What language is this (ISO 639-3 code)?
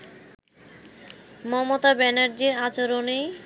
ben